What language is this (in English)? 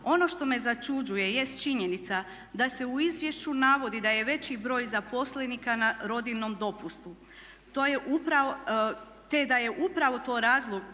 Croatian